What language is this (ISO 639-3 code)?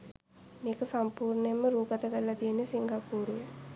sin